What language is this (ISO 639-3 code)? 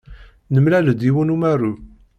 kab